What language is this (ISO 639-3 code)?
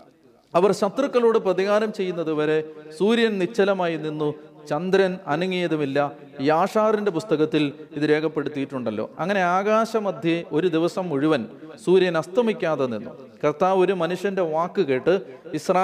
mal